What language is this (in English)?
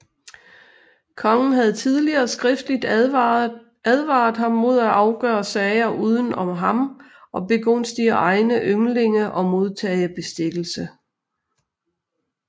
Danish